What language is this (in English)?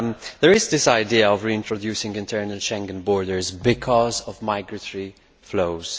English